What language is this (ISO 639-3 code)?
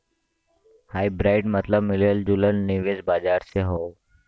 bho